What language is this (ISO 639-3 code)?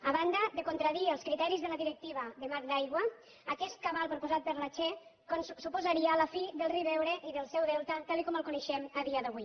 cat